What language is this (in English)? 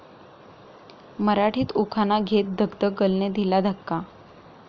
Marathi